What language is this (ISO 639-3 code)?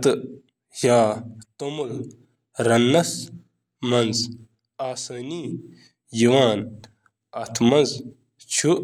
kas